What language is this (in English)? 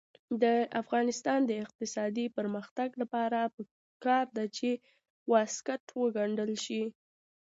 Pashto